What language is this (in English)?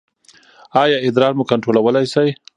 Pashto